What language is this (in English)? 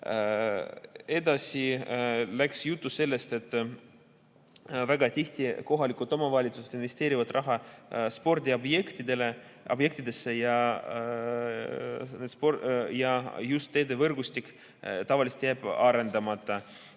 Estonian